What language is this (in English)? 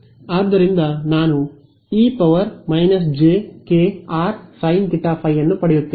Kannada